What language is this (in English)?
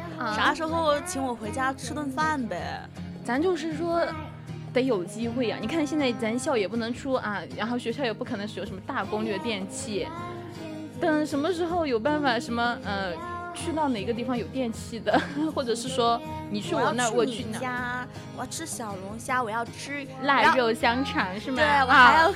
Chinese